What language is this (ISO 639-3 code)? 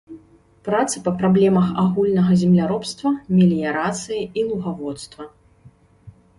bel